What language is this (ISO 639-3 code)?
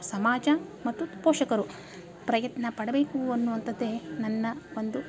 kan